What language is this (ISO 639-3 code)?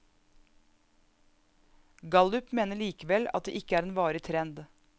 nor